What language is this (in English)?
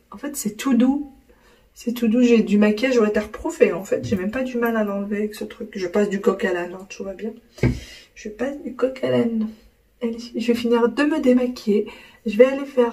French